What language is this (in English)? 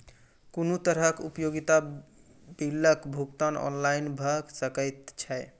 Maithili